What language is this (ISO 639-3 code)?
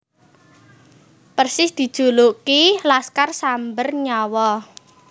jav